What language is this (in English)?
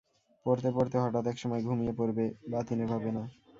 Bangla